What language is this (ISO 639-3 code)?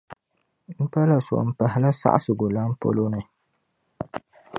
dag